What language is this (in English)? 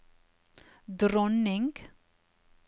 Norwegian